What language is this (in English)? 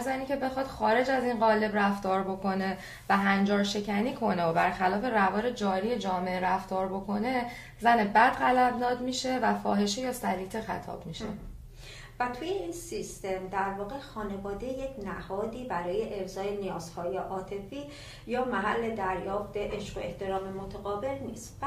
Persian